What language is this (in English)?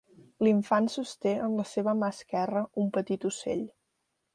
Catalan